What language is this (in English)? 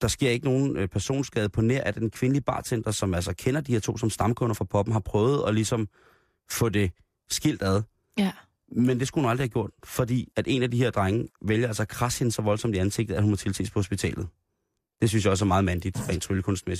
Danish